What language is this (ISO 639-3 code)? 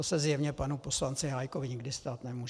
ces